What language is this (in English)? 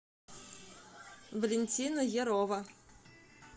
Russian